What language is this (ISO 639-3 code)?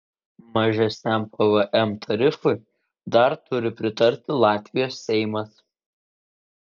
lit